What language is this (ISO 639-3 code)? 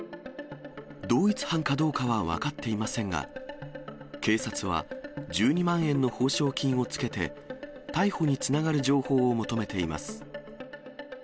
jpn